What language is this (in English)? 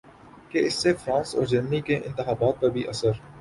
Urdu